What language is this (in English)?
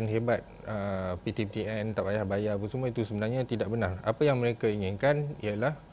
Malay